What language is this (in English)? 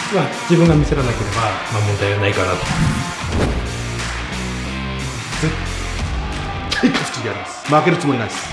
Japanese